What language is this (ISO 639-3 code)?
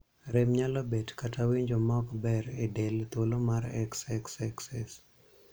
luo